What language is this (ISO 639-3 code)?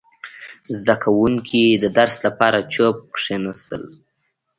pus